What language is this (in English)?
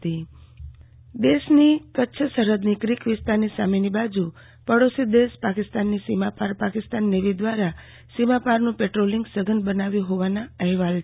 Gujarati